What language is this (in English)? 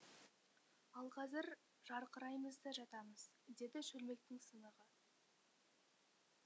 Kazakh